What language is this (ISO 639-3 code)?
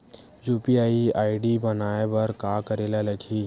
hne